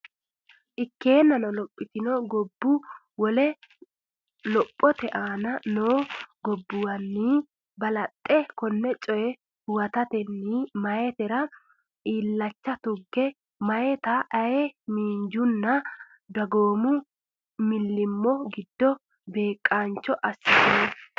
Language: Sidamo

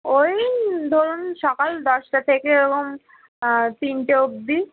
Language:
Bangla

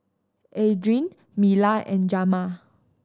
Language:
English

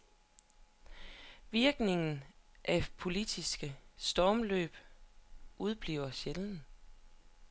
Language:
Danish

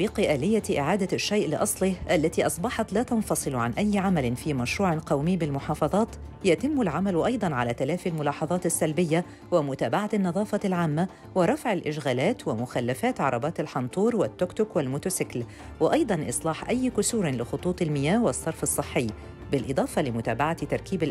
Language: Arabic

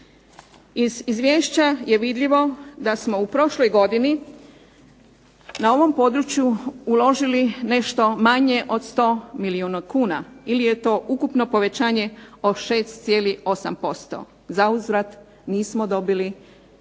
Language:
Croatian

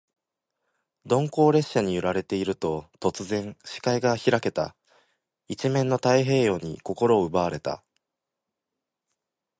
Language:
Japanese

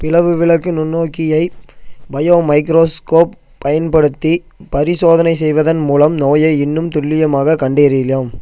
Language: Tamil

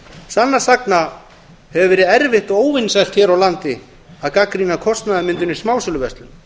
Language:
Icelandic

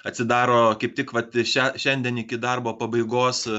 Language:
Lithuanian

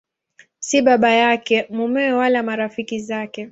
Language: Swahili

